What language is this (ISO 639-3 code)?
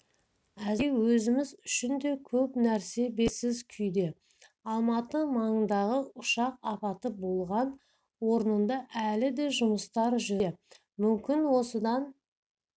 kaz